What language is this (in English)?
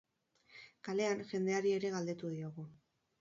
Basque